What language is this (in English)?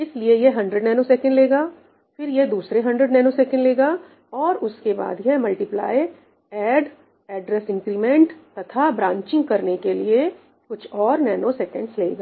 Hindi